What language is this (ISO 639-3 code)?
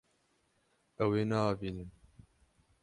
kur